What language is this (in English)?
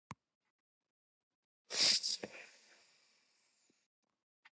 Japanese